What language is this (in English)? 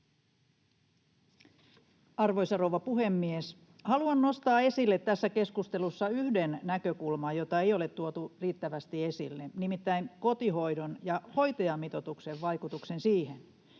Finnish